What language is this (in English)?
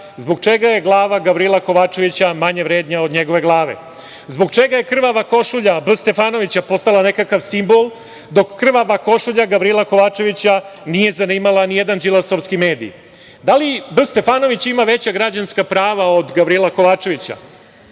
Serbian